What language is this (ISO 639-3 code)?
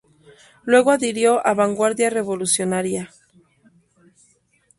spa